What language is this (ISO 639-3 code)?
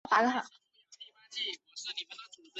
zho